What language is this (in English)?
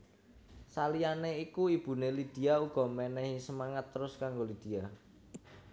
Javanese